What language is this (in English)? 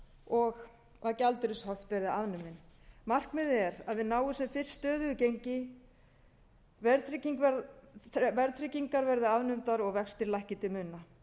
Icelandic